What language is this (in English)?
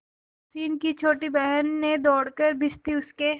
Hindi